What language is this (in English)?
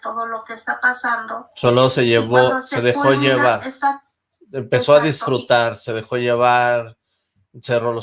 Spanish